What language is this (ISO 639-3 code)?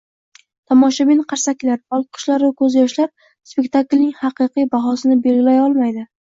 uzb